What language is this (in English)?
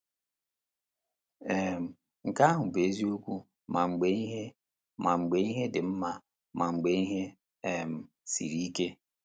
Igbo